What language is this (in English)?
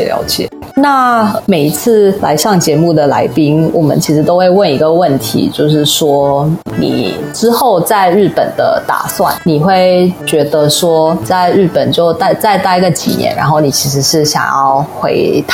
Chinese